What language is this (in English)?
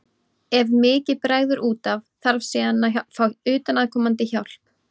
Icelandic